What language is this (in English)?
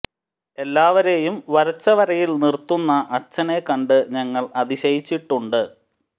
Malayalam